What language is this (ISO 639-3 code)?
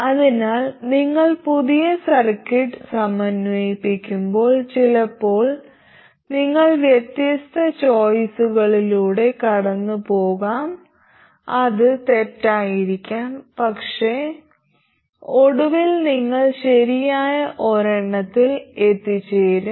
mal